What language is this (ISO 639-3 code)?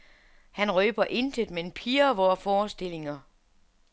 dan